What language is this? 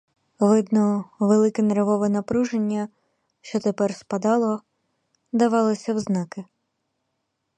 Ukrainian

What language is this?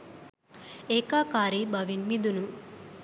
Sinhala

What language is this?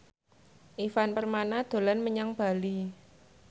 Javanese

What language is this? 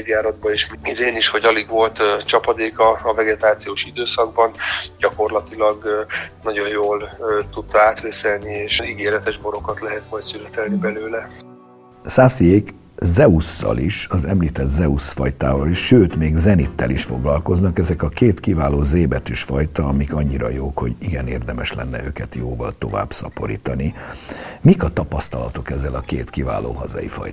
Hungarian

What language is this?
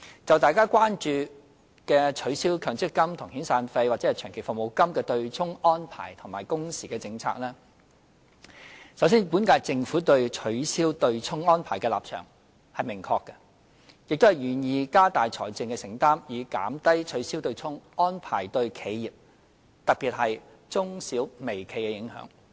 Cantonese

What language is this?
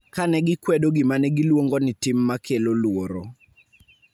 Luo (Kenya and Tanzania)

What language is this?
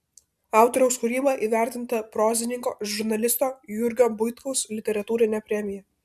Lithuanian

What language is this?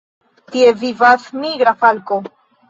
Esperanto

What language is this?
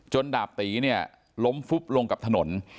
Thai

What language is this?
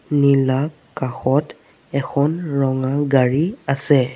Assamese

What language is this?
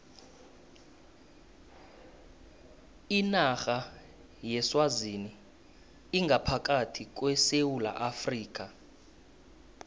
South Ndebele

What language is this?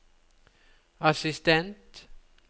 Norwegian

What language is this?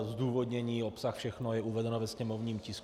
Czech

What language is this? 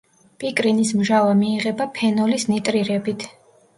Georgian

